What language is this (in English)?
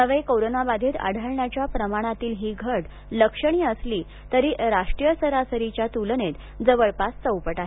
Marathi